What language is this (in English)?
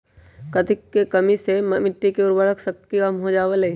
Magahi